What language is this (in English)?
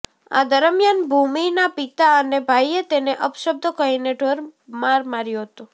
Gujarati